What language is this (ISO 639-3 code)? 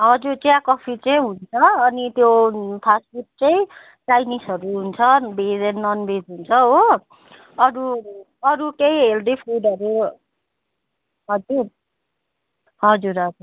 nep